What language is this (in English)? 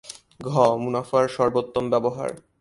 Bangla